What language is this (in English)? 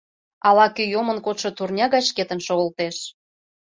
Mari